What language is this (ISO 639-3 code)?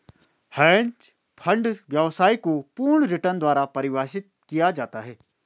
hin